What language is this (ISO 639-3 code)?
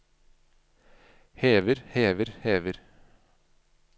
nor